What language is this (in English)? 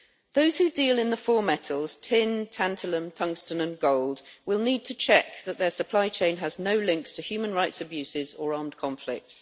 English